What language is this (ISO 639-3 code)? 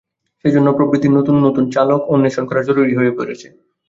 ben